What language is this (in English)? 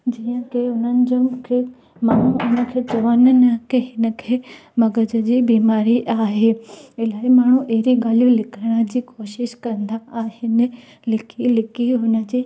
Sindhi